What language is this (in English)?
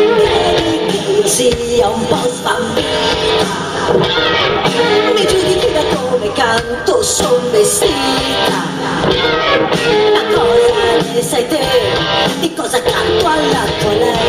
Italian